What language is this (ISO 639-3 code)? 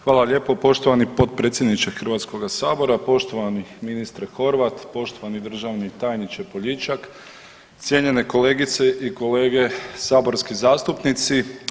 hrv